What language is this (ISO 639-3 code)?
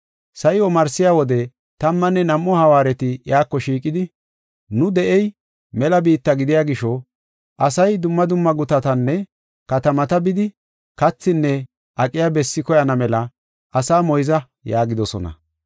gof